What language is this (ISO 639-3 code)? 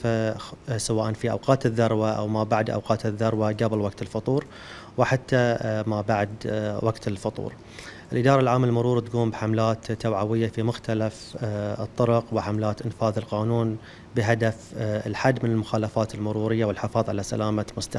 ara